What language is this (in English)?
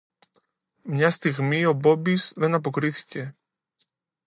Greek